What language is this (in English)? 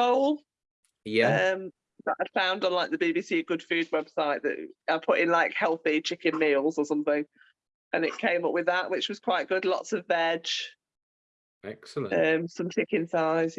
English